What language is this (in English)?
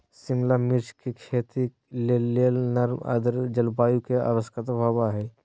Magahi